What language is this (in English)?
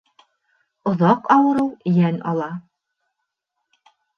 Bashkir